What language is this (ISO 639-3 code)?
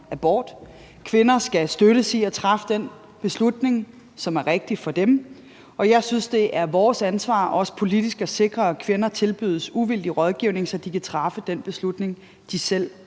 dan